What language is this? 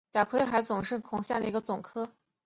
Chinese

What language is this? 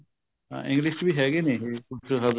Punjabi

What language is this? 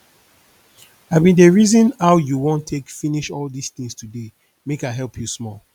Nigerian Pidgin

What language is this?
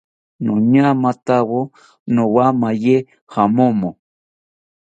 South Ucayali Ashéninka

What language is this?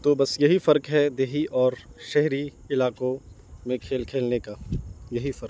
Urdu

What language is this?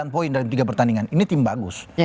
Indonesian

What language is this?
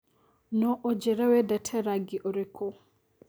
Kikuyu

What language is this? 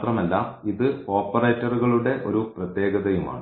Malayalam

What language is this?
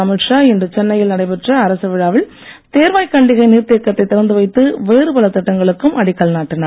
Tamil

